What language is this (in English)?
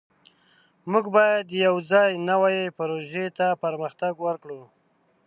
Pashto